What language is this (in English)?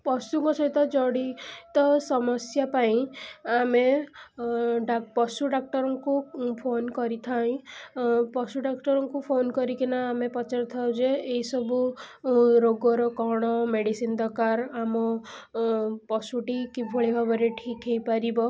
Odia